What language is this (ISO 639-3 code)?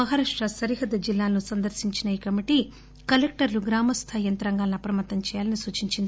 tel